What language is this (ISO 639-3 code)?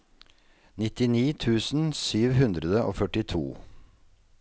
nor